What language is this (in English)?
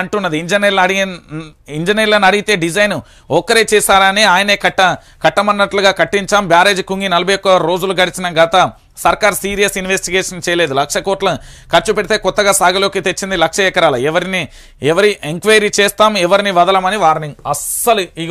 Telugu